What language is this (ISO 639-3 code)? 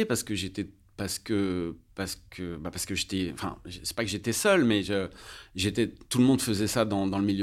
fra